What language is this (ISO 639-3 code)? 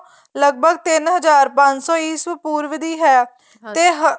pan